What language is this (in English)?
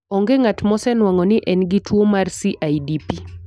Luo (Kenya and Tanzania)